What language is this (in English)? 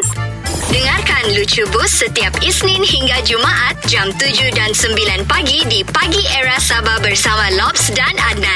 Malay